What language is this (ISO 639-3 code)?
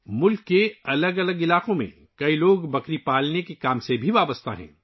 urd